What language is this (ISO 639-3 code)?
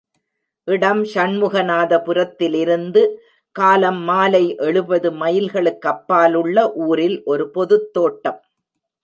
tam